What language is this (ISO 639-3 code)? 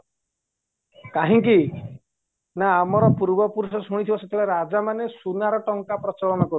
ori